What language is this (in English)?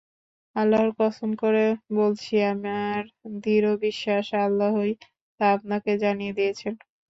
Bangla